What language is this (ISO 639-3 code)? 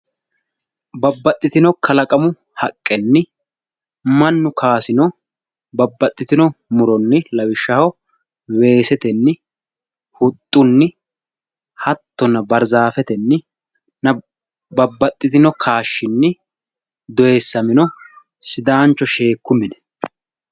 sid